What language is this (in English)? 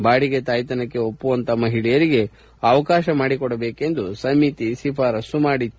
Kannada